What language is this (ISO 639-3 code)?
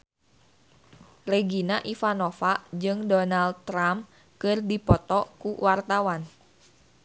sun